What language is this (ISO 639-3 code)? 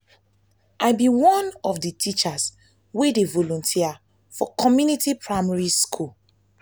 pcm